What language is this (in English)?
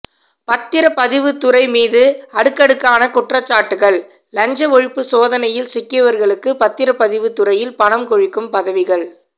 Tamil